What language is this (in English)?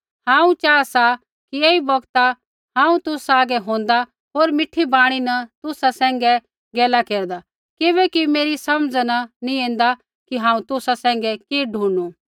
Kullu Pahari